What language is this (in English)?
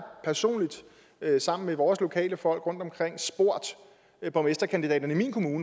Danish